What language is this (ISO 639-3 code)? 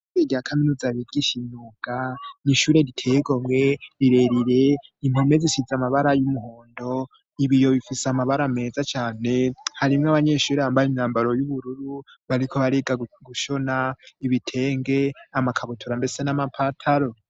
run